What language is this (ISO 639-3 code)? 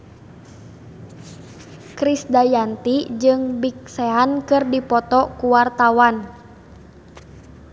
sun